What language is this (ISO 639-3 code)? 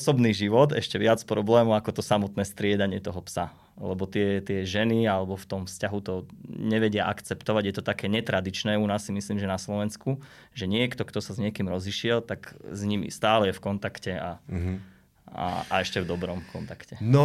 slk